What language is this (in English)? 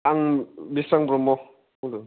Bodo